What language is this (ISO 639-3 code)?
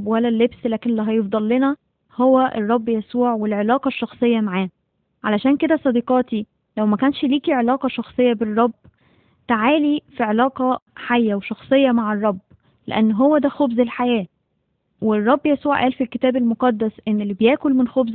ara